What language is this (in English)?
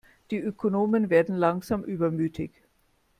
German